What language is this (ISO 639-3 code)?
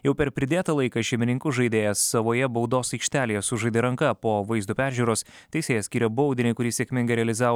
lit